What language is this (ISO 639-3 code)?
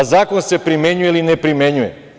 srp